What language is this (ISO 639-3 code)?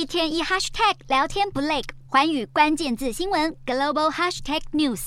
zho